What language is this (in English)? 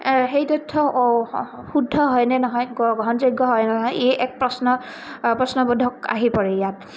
Assamese